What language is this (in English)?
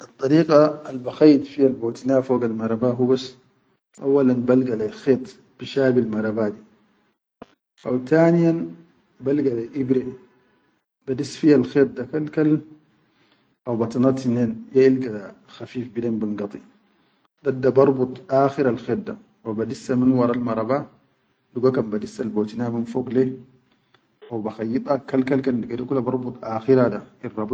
Chadian Arabic